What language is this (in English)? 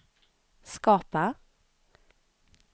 Swedish